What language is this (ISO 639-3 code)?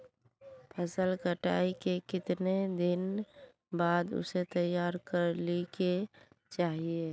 mag